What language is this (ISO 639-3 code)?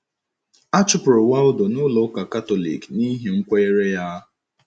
ibo